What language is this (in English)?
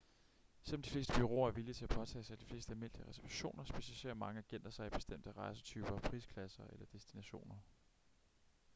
Danish